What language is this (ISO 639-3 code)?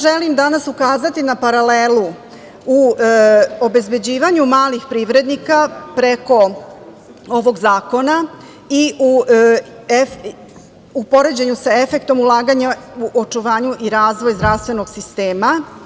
srp